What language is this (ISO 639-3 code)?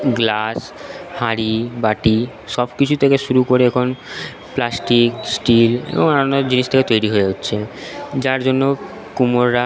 ben